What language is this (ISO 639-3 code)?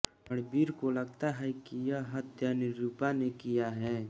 hin